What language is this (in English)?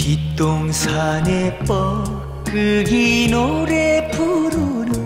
Korean